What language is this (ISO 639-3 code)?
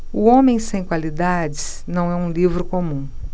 por